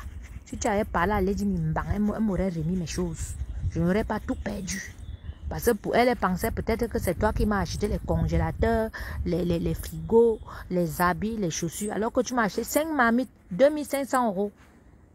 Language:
French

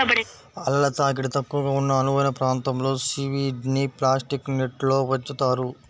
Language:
Telugu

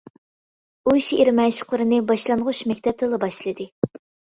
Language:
Uyghur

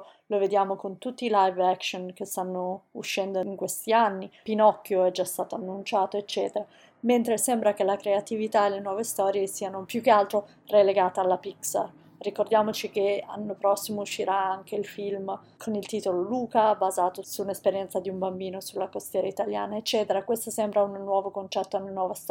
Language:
Italian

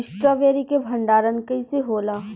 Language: Bhojpuri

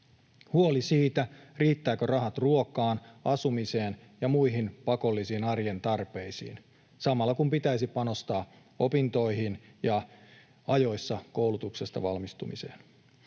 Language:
Finnish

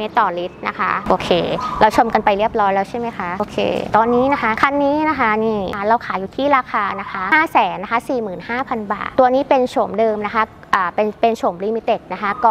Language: Thai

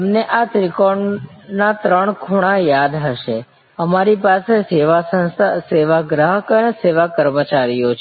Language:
Gujarati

